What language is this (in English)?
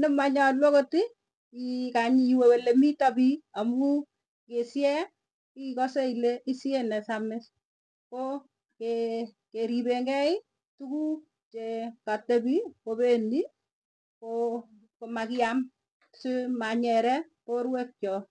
Tugen